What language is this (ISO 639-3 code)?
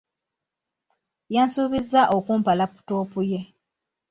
lug